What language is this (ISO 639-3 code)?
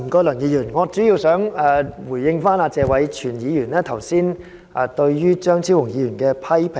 yue